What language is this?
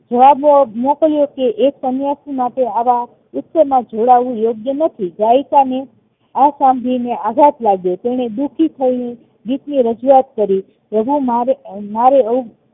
Gujarati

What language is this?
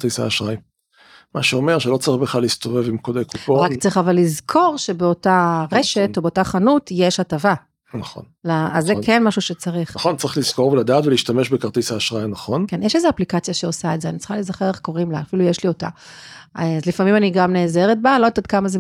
Hebrew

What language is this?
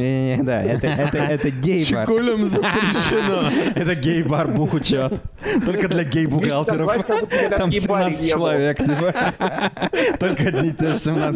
Russian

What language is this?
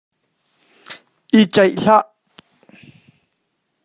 Hakha Chin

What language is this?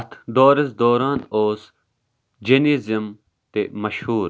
Kashmiri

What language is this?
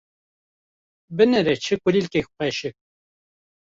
Kurdish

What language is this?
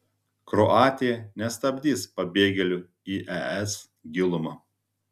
Lithuanian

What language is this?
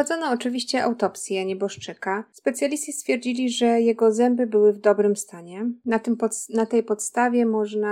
Polish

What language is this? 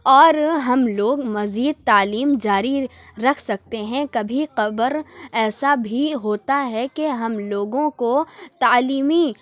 Urdu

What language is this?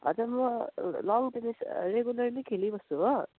Nepali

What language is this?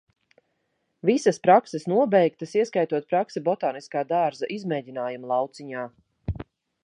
Latvian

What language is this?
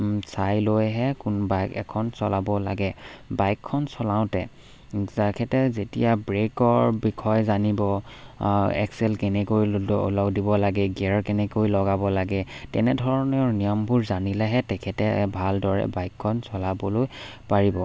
Assamese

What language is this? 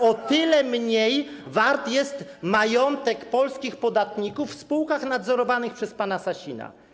Polish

